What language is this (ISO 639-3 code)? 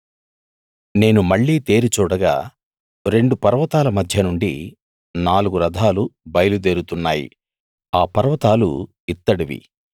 tel